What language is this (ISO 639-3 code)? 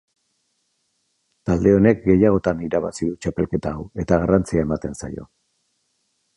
eus